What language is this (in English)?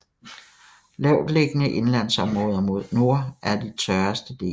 Danish